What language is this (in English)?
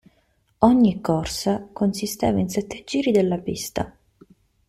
Italian